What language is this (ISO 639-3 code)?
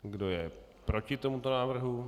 ces